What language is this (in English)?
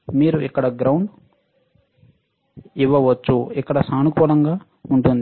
Telugu